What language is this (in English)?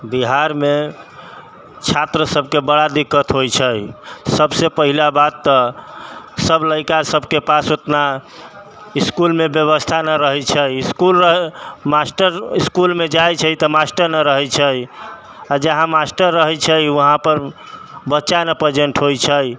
Maithili